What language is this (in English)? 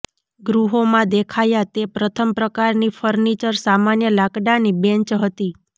Gujarati